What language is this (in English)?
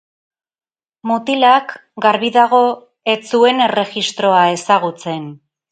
Basque